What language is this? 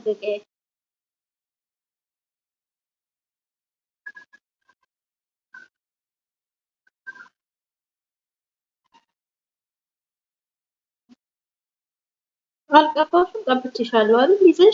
Amharic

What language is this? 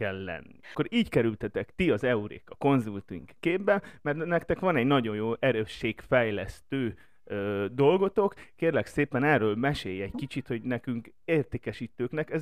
Hungarian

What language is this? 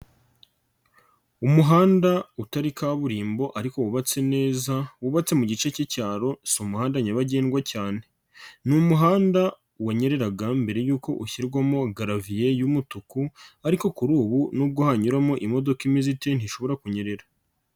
Kinyarwanda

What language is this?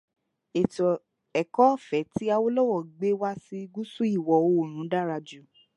Yoruba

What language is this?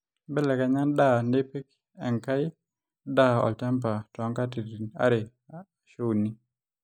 Masai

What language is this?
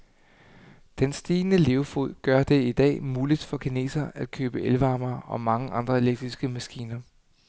Danish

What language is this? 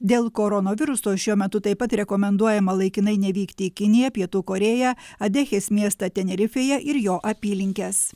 Lithuanian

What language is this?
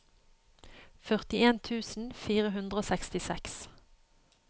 Norwegian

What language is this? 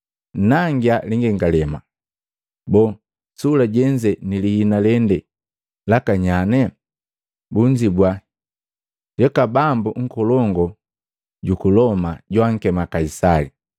Matengo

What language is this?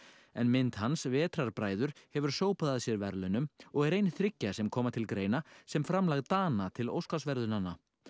Icelandic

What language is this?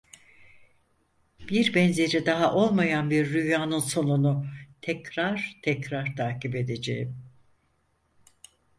Turkish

